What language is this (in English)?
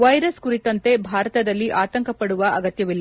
Kannada